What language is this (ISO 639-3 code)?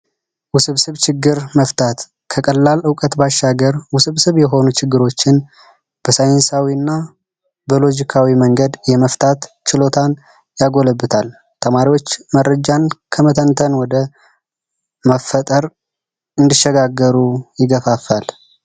amh